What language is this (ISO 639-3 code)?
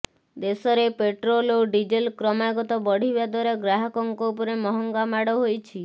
ori